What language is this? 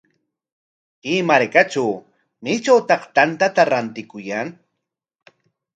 Corongo Ancash Quechua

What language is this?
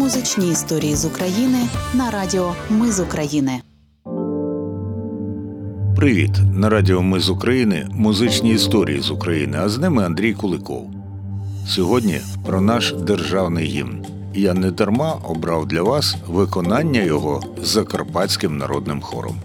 Ukrainian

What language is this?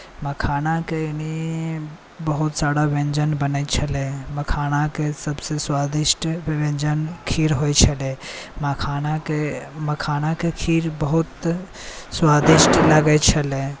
Maithili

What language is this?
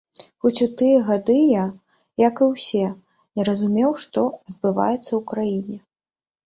Belarusian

